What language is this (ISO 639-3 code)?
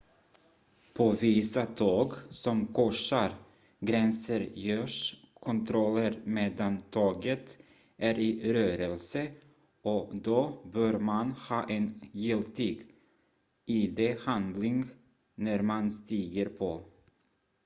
swe